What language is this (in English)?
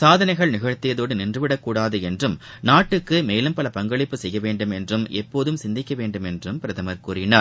Tamil